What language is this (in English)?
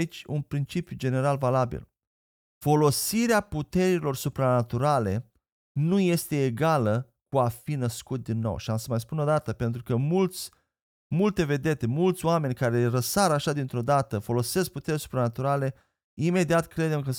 Romanian